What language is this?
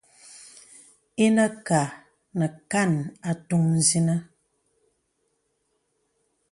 Bebele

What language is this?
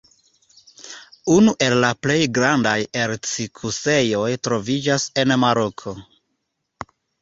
Esperanto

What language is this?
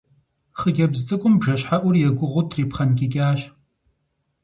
Kabardian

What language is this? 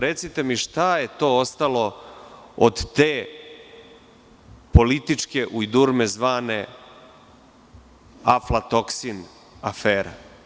Serbian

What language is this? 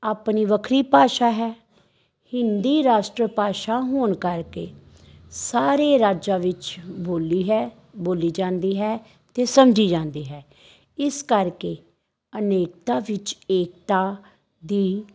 Punjabi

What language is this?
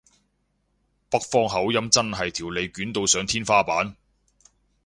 Cantonese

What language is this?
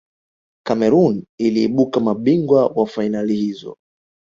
Swahili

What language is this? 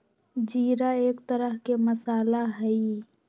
Magahi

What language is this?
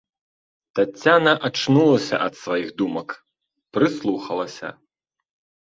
Belarusian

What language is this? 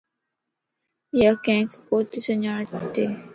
Lasi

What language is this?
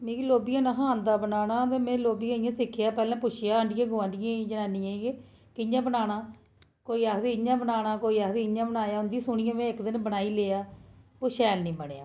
Dogri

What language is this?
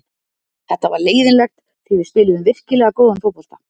Icelandic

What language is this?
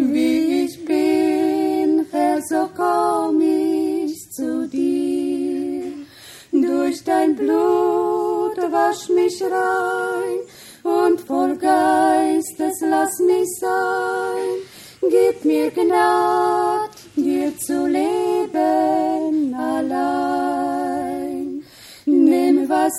Croatian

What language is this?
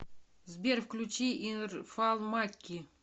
Russian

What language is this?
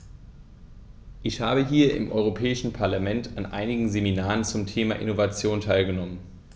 German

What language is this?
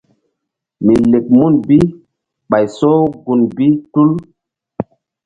Mbum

